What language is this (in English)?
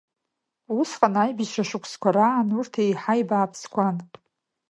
Abkhazian